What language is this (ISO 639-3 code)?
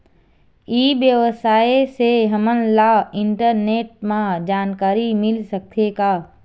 hne